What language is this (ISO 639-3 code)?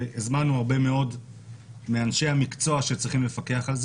heb